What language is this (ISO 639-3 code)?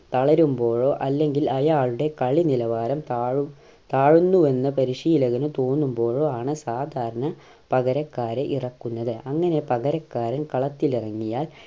mal